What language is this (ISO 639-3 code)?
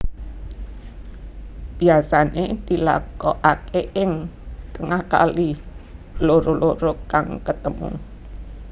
jav